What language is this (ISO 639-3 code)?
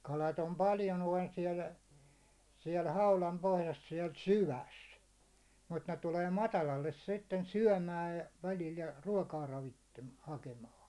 fin